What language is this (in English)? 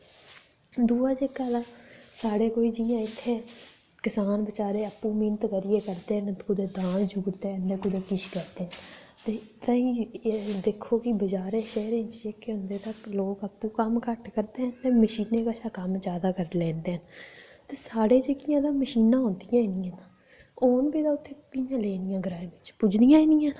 Dogri